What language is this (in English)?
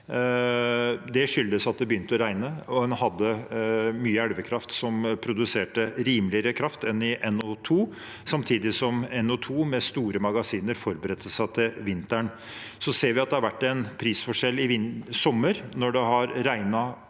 Norwegian